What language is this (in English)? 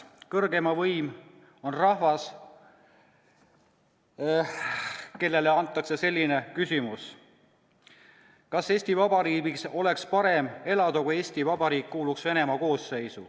Estonian